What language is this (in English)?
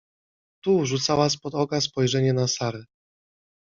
Polish